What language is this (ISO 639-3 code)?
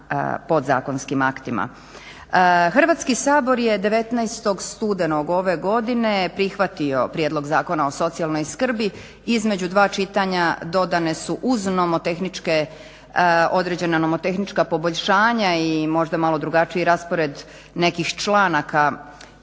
hrv